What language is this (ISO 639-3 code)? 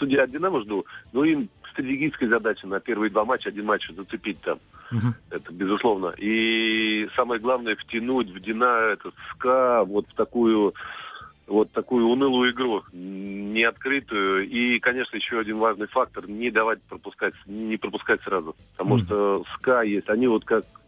rus